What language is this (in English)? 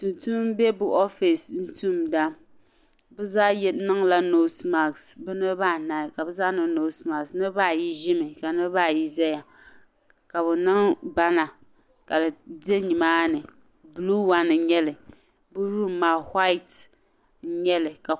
Dagbani